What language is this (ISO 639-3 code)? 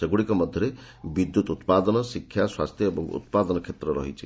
ori